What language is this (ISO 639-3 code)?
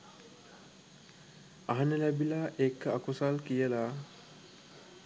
sin